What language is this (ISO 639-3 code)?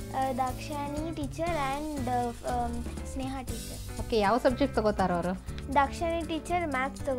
kan